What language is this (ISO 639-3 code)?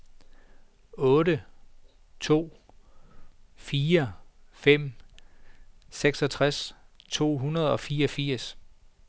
dan